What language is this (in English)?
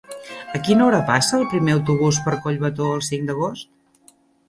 Catalan